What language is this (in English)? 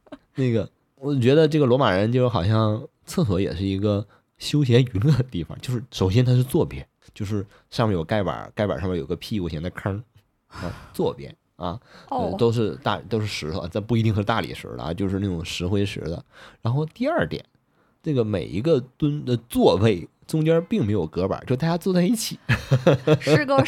Chinese